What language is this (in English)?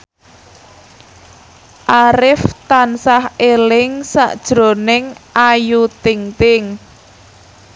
Javanese